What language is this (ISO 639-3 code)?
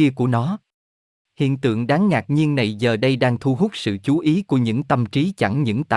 vie